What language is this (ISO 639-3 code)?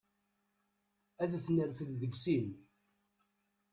kab